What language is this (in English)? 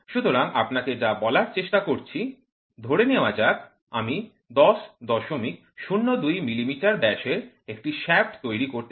Bangla